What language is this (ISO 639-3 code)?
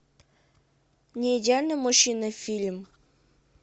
rus